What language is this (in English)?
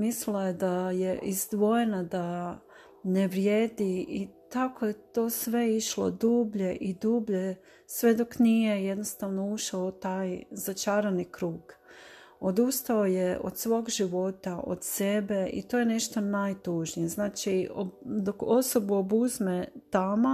Croatian